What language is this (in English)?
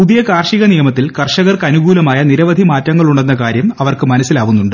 Malayalam